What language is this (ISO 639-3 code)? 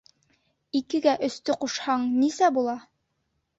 bak